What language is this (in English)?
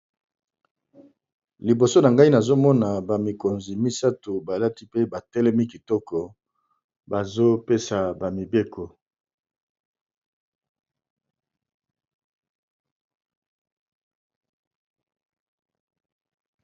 Lingala